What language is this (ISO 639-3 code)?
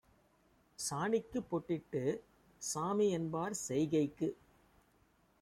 tam